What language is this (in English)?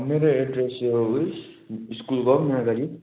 Nepali